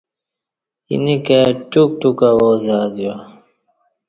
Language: Kati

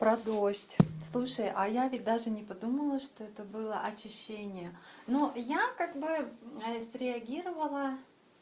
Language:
Russian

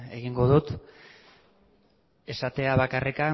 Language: Basque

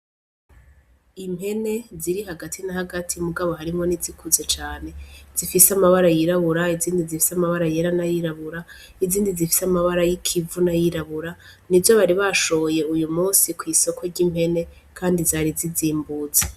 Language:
Rundi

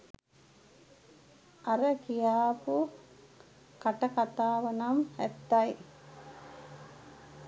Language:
Sinhala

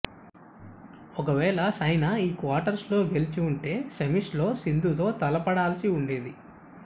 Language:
Telugu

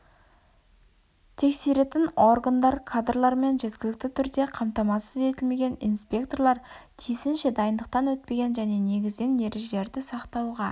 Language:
Kazakh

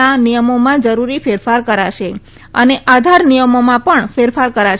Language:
Gujarati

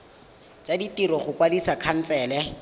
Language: Tswana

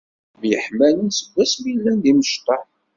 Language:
Kabyle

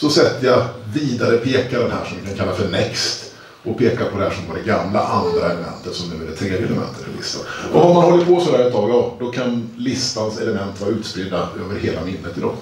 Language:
Swedish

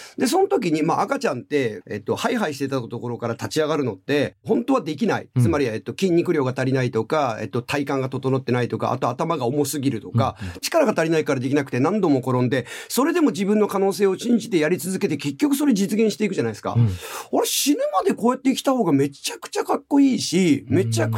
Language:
Japanese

